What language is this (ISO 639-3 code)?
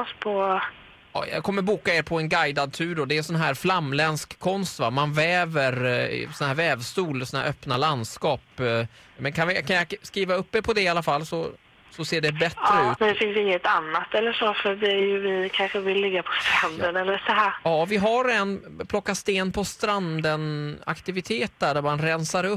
swe